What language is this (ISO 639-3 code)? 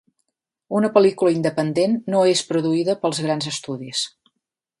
cat